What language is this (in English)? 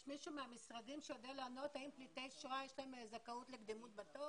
Hebrew